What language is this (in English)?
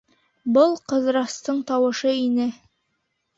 Bashkir